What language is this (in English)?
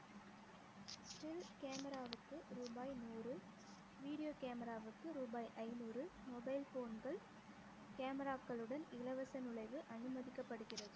Tamil